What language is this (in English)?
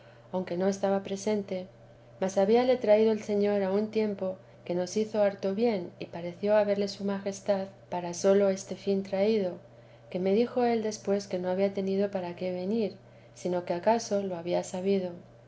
Spanish